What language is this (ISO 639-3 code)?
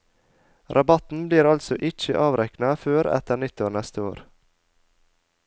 nor